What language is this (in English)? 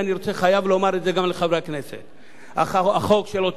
Hebrew